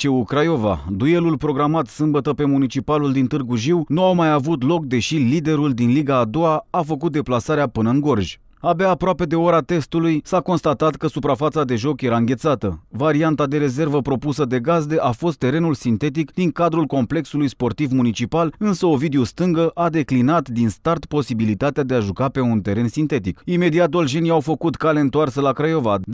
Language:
Romanian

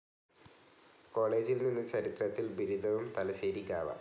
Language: Malayalam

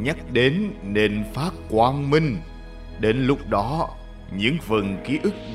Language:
Vietnamese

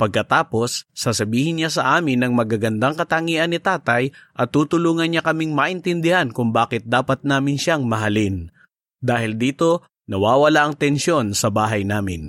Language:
Filipino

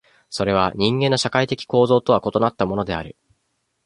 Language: Japanese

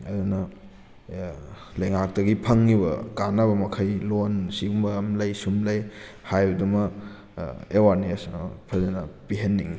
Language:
Manipuri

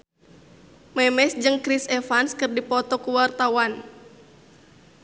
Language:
Sundanese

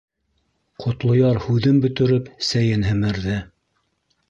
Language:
Bashkir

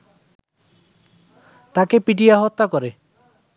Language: Bangla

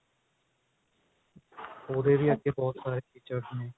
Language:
Punjabi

